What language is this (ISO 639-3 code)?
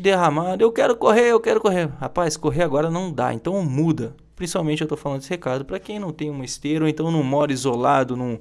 por